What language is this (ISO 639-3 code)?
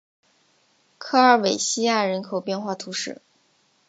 zho